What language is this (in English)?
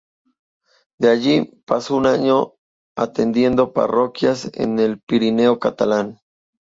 Spanish